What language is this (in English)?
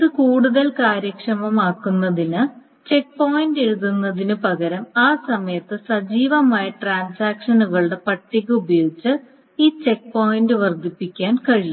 Malayalam